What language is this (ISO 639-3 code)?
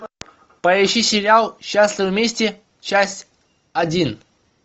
rus